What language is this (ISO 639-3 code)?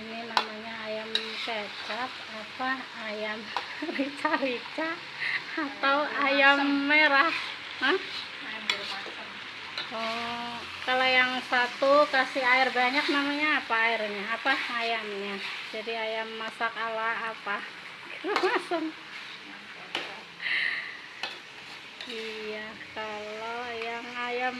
ind